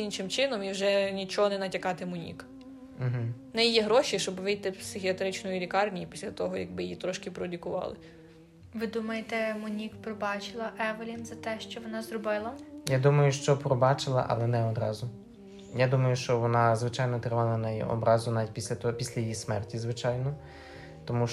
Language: Ukrainian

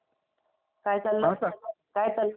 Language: Marathi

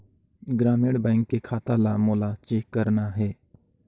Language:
Chhattisgarhi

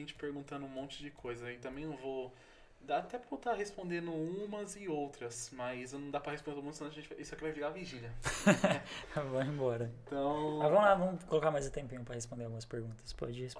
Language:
Portuguese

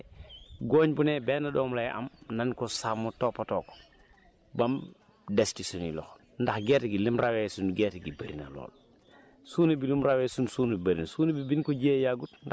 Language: Wolof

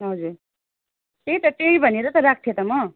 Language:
Nepali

